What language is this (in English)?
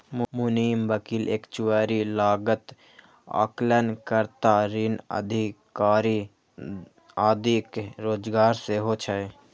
Maithili